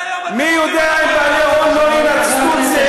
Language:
Hebrew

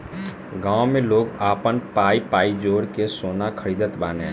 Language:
Bhojpuri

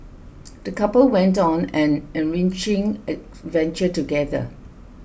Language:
English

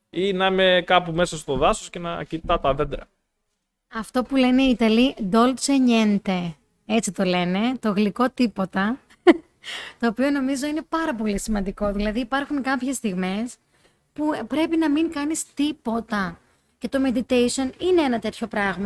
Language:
Greek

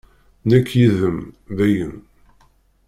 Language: Kabyle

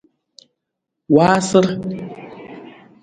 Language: Nawdm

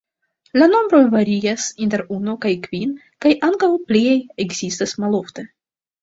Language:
Esperanto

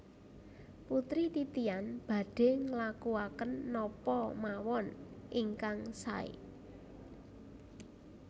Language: Javanese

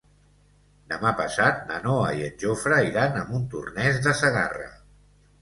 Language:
Catalan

